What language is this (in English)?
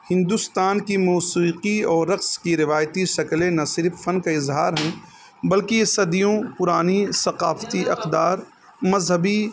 Urdu